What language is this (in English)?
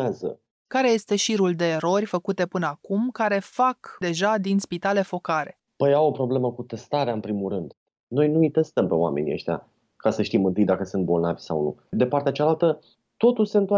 Romanian